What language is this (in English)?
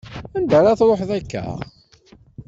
Kabyle